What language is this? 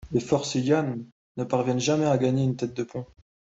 French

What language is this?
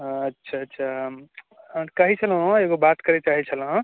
Maithili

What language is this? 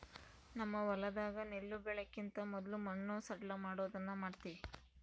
Kannada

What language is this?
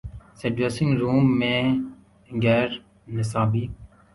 Urdu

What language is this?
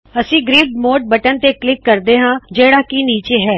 Punjabi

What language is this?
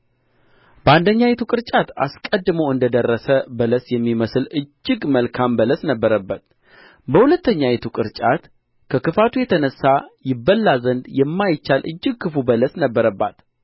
Amharic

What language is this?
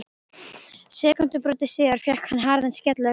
Icelandic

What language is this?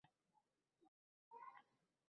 Uzbek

